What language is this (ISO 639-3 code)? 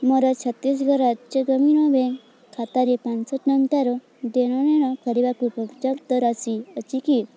ori